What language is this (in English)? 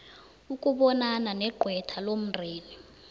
South Ndebele